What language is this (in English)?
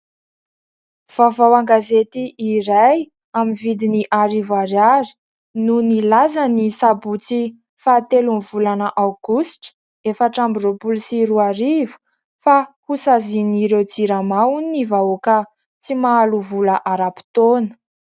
Malagasy